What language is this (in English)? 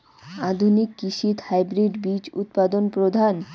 Bangla